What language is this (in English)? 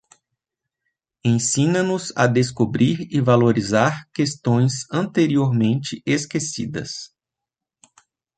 Portuguese